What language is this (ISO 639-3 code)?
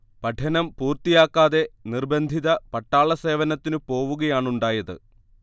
mal